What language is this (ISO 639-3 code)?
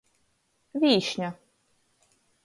ltg